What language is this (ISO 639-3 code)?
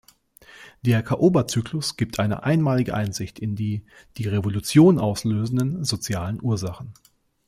deu